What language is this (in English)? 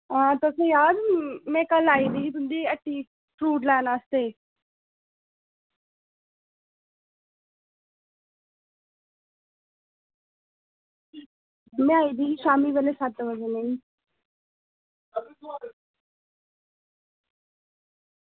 Dogri